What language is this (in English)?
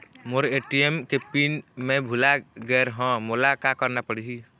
Chhattisgarhi